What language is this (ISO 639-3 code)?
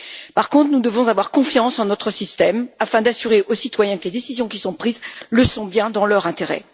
fra